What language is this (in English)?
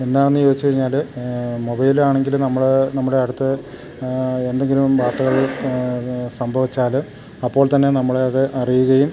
Malayalam